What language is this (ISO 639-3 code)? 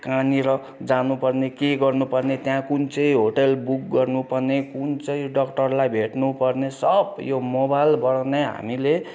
nep